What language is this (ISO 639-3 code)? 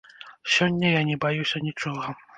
bel